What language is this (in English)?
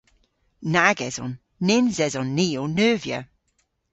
Cornish